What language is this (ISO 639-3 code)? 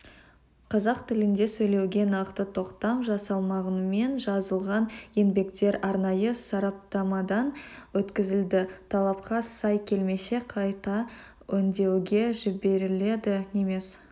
kaz